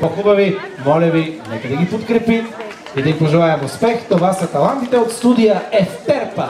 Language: Bulgarian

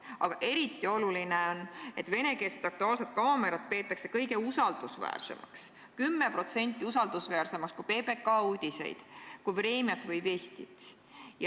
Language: Estonian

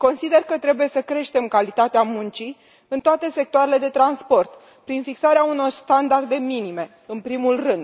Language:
Romanian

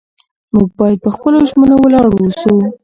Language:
Pashto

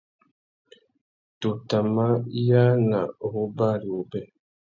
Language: Tuki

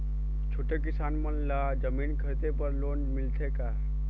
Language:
Chhattisgarhi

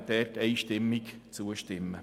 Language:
Swiss German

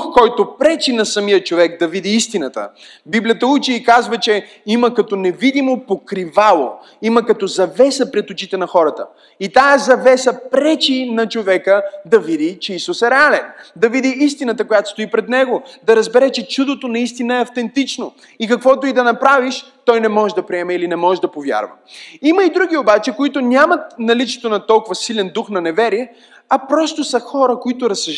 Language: Bulgarian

